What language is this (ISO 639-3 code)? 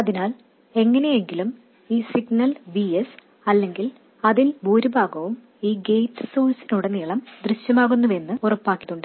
mal